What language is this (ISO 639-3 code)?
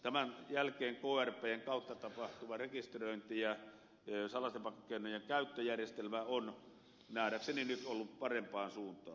fin